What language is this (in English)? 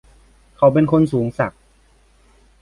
Thai